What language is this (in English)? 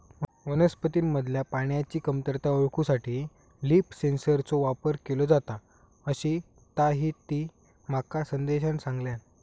Marathi